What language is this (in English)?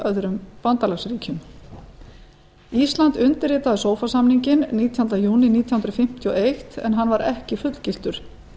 Icelandic